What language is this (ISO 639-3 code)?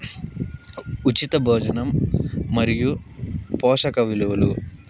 tel